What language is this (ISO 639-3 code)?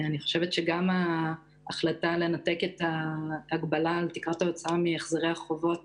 heb